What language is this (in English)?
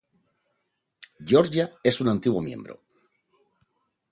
Spanish